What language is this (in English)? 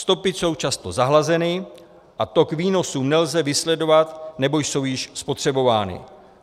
Czech